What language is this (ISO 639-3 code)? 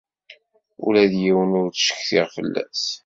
kab